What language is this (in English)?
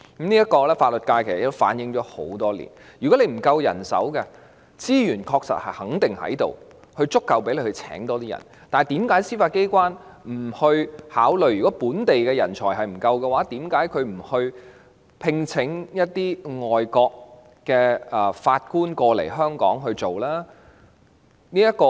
Cantonese